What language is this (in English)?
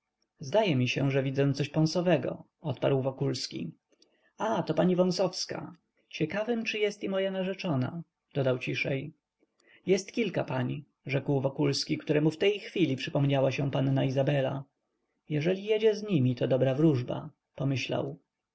Polish